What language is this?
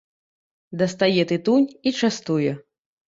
Belarusian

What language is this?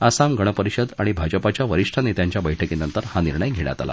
Marathi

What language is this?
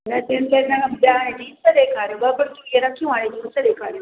Sindhi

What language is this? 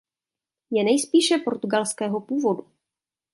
Czech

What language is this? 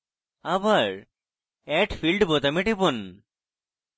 Bangla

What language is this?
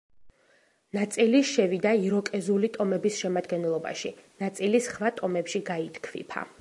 Georgian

